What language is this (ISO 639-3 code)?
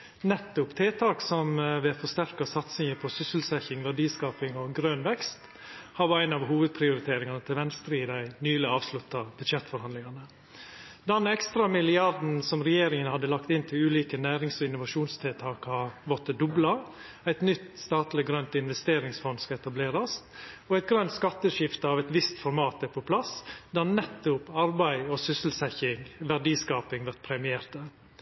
nno